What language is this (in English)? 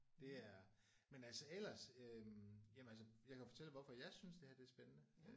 Danish